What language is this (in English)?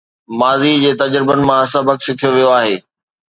Sindhi